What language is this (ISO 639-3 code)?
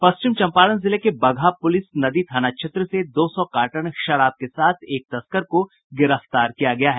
hin